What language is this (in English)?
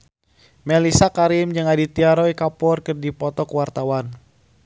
Sundanese